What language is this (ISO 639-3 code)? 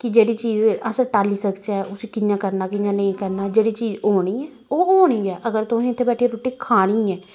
doi